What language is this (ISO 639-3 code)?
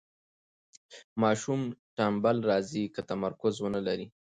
pus